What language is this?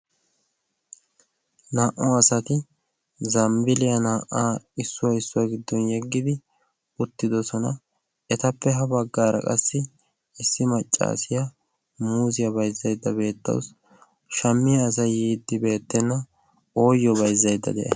Wolaytta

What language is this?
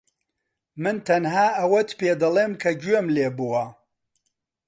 Central Kurdish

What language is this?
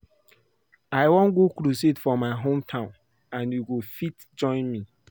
Nigerian Pidgin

